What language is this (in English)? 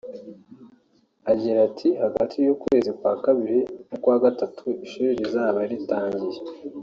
Kinyarwanda